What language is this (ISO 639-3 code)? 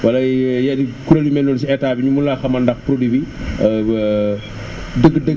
wol